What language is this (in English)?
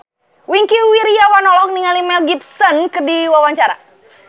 Sundanese